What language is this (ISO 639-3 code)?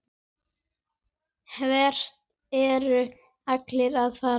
isl